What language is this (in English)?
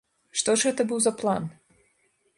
Belarusian